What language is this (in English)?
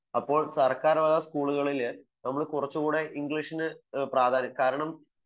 Malayalam